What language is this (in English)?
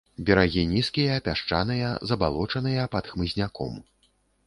Belarusian